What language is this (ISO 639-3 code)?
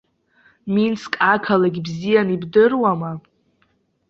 abk